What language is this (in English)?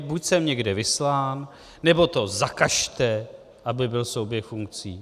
Czech